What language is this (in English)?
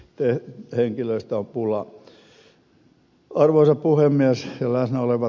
Finnish